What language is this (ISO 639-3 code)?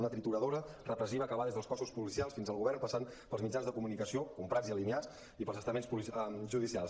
cat